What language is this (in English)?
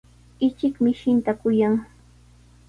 Sihuas Ancash Quechua